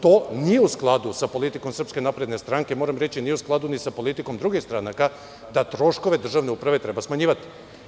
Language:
Serbian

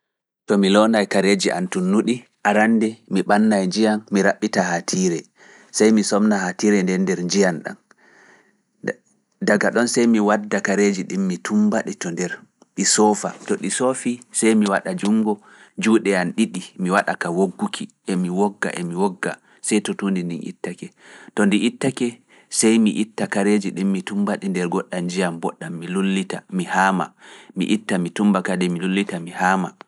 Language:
Fula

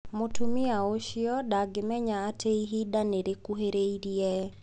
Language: Kikuyu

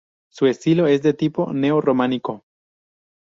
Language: Spanish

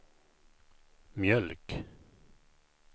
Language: Swedish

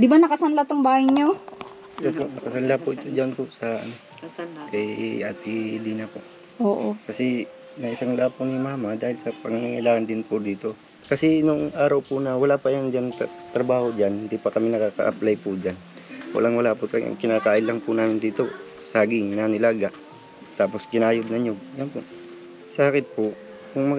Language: Filipino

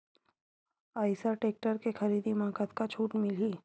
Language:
Chhattisgarhi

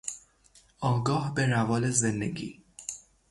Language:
Persian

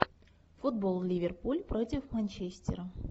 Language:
Russian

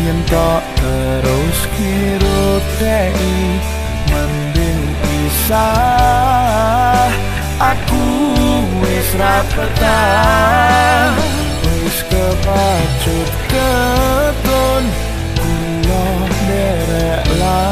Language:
Indonesian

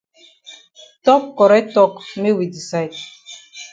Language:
Cameroon Pidgin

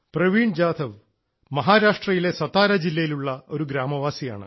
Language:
Malayalam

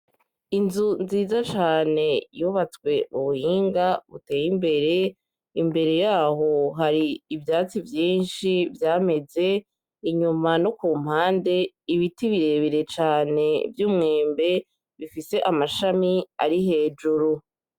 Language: Rundi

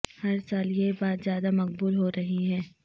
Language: Urdu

